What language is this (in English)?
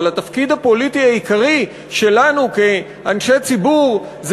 Hebrew